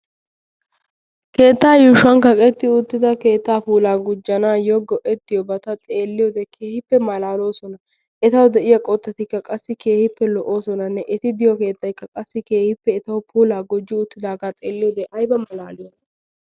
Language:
Wolaytta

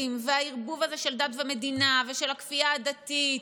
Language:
Hebrew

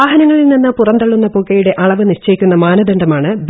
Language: Malayalam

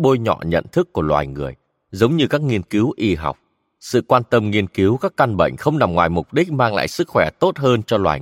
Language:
Vietnamese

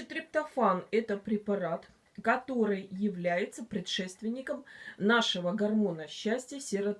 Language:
Russian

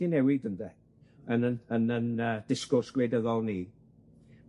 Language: Welsh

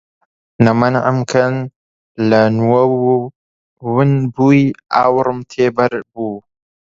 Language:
Central Kurdish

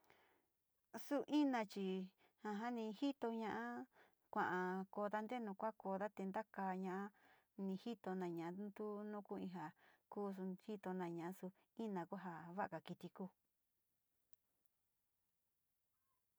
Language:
Sinicahua Mixtec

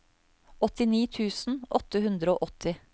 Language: Norwegian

